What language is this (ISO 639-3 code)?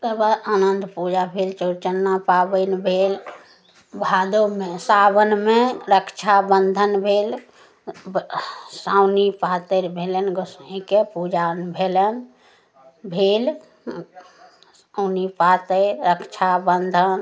mai